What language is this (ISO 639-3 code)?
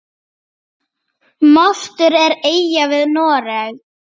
isl